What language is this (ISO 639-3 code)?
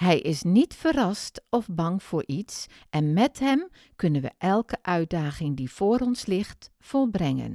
nld